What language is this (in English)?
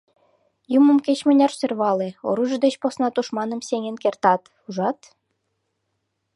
Mari